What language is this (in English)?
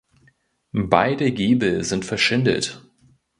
German